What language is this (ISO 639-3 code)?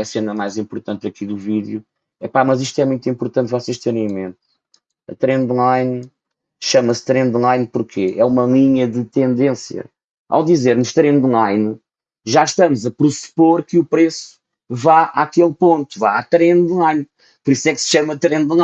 por